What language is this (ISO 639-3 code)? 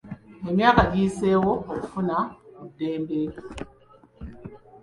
lug